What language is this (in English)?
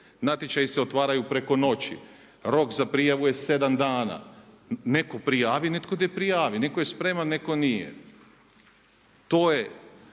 Croatian